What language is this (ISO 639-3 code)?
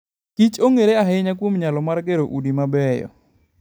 luo